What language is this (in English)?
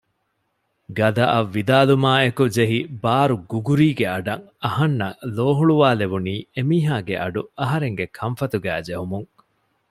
Divehi